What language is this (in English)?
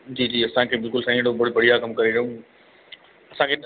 Sindhi